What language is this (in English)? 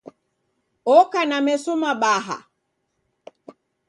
Taita